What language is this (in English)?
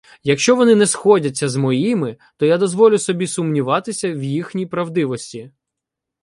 Ukrainian